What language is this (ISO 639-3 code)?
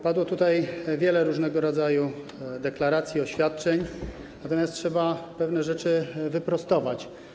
pol